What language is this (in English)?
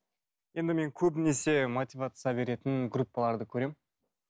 Kazakh